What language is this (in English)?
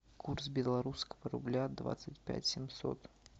Russian